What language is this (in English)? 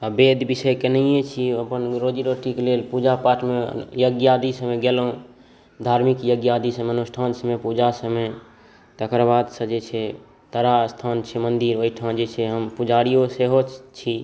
Maithili